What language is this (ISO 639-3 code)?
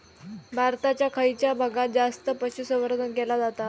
mar